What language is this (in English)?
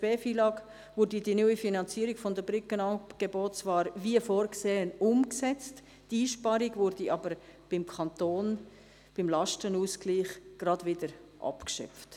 Swiss German